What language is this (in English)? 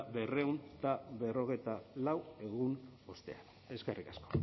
Basque